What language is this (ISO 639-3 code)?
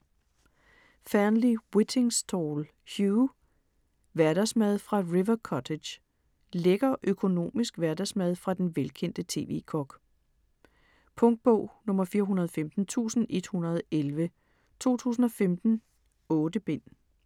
dan